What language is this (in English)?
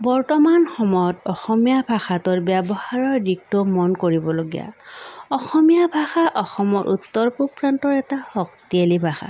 Assamese